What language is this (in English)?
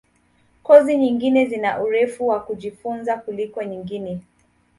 Swahili